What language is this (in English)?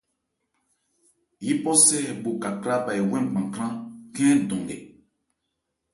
Ebrié